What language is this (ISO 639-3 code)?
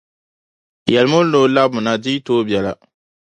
dag